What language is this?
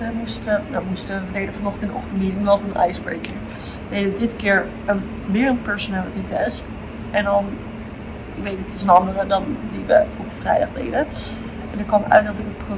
Dutch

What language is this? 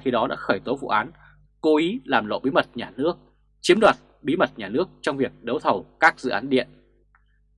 Vietnamese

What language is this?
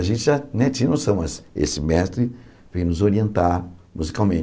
Portuguese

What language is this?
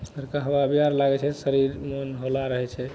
Maithili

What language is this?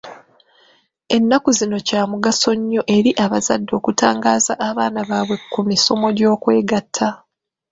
Ganda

